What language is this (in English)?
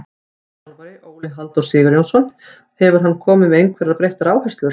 Icelandic